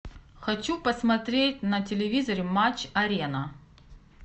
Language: Russian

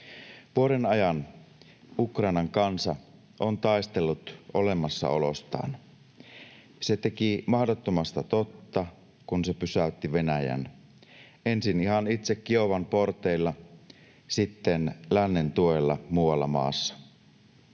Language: Finnish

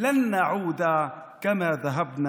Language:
Hebrew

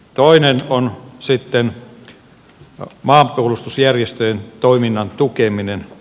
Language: Finnish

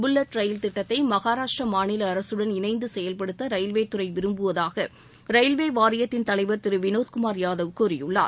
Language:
Tamil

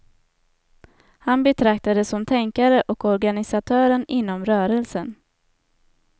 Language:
Swedish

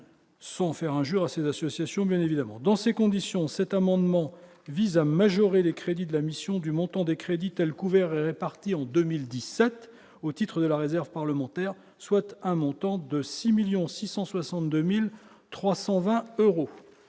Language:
French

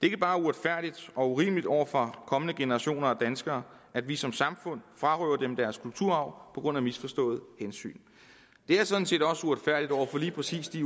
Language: Danish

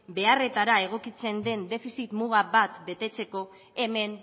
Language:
Basque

